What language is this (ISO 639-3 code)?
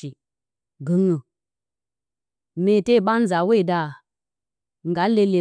bcy